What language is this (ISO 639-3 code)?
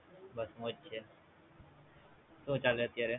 guj